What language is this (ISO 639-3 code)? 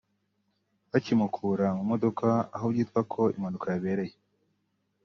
kin